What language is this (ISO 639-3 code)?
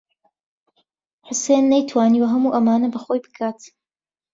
ckb